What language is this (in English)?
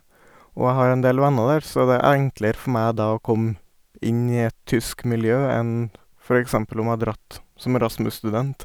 Norwegian